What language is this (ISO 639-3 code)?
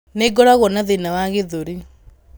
kik